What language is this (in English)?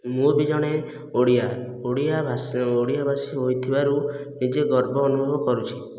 Odia